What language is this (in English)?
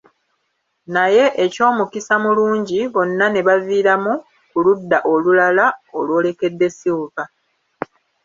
Ganda